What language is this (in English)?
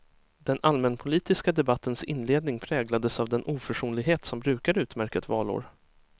Swedish